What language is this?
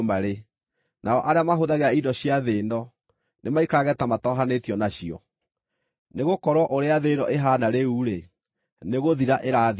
Kikuyu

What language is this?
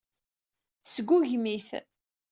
Kabyle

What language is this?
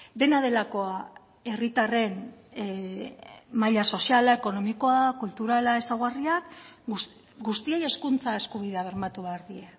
Basque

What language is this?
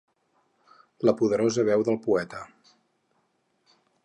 Catalan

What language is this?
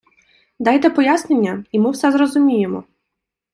Ukrainian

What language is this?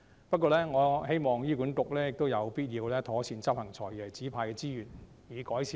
Cantonese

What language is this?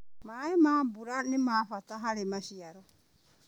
Kikuyu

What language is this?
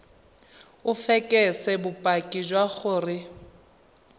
Tswana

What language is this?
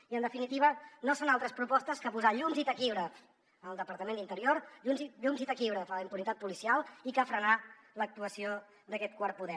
Catalan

